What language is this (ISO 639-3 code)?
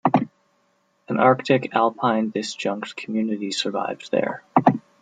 eng